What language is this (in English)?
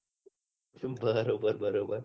Gujarati